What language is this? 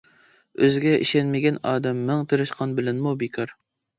Uyghur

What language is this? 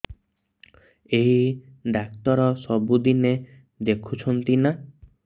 Odia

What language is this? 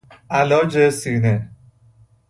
Persian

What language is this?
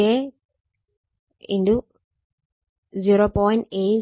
Malayalam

